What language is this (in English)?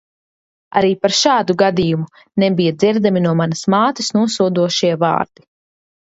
Latvian